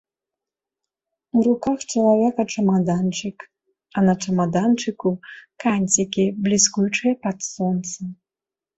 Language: Belarusian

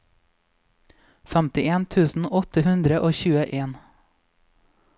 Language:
Norwegian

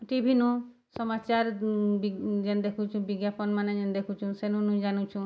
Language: Odia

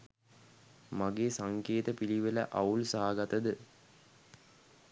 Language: Sinhala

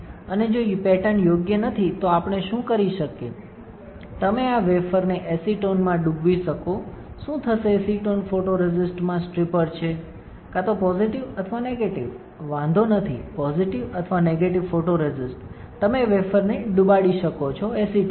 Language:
Gujarati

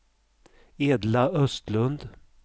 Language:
Swedish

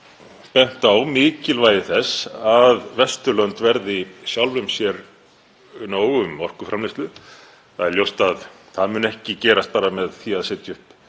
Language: Icelandic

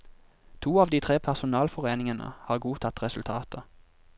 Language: Norwegian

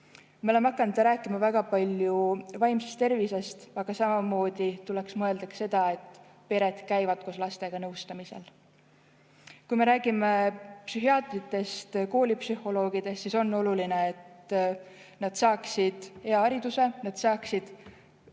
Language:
Estonian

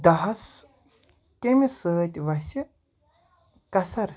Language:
Kashmiri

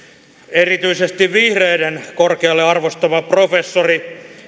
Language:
Finnish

